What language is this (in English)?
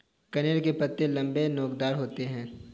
Hindi